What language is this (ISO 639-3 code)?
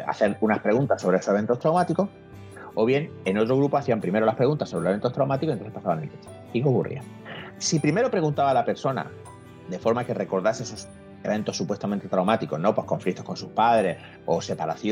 spa